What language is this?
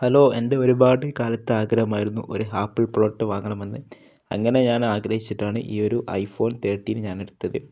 Malayalam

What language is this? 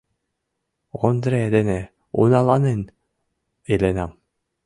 Mari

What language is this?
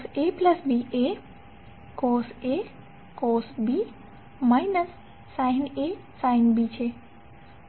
Gujarati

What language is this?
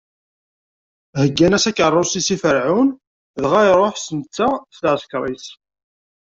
Kabyle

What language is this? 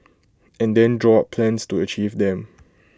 English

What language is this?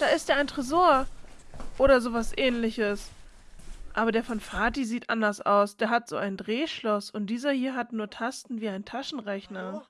German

